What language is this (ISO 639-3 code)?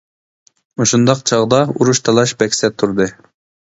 uig